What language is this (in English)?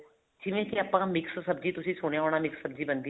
Punjabi